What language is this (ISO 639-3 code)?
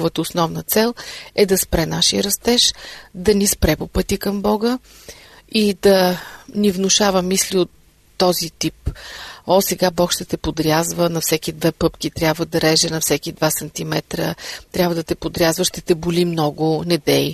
bul